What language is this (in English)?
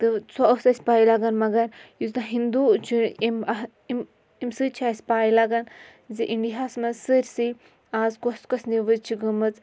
Kashmiri